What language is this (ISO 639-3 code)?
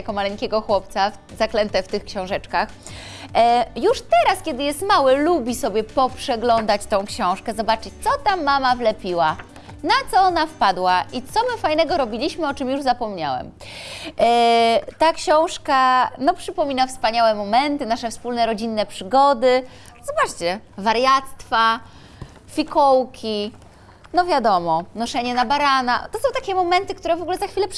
pol